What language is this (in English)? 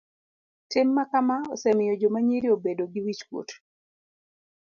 Luo (Kenya and Tanzania)